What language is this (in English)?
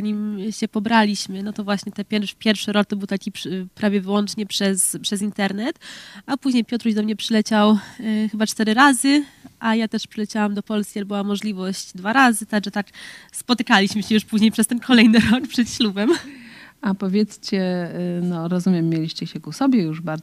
Polish